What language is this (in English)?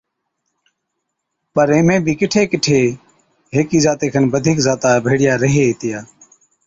Od